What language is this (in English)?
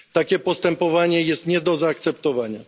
Polish